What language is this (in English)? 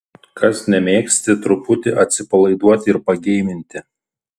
Lithuanian